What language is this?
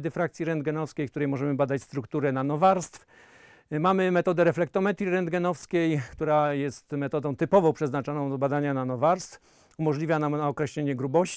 Polish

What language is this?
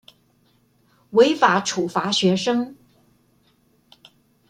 Chinese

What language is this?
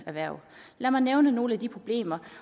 Danish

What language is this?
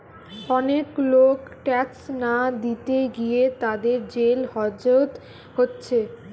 Bangla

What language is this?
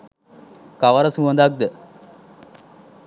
Sinhala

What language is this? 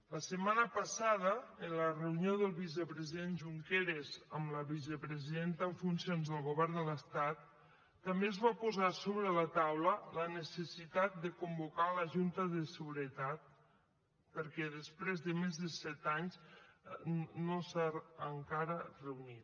Catalan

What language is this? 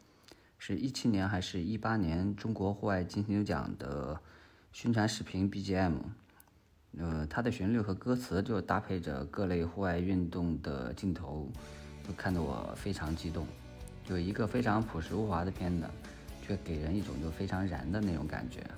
Chinese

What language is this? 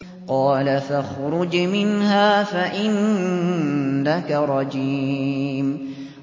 Arabic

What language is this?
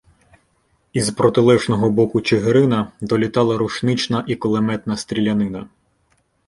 Ukrainian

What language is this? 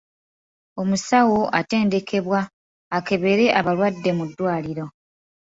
Ganda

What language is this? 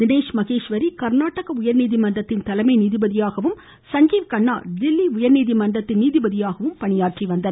Tamil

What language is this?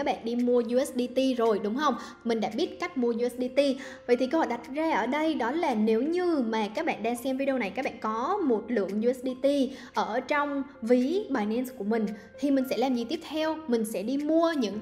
Vietnamese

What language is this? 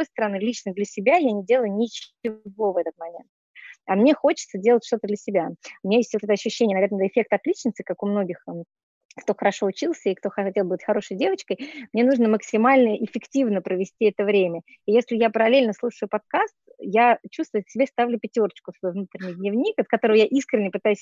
Russian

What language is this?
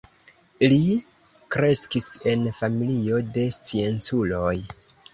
Esperanto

